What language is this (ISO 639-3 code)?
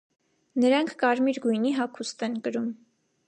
hye